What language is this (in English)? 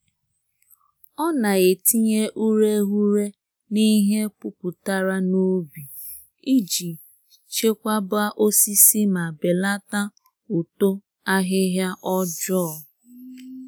Igbo